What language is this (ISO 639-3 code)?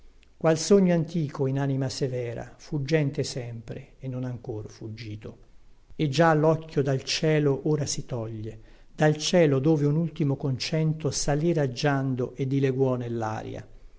ita